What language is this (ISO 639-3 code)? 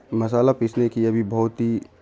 urd